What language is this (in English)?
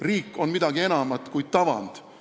Estonian